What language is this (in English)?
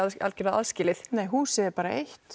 Icelandic